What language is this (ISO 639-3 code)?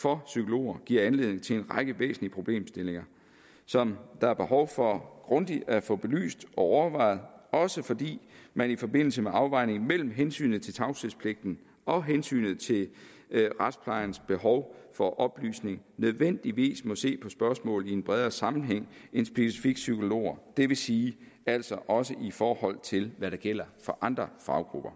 dan